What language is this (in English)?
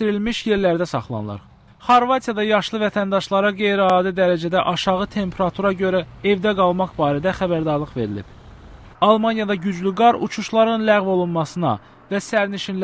Turkish